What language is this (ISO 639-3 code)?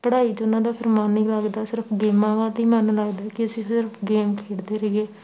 pan